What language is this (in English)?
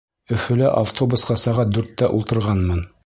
Bashkir